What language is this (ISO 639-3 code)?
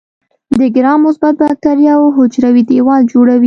pus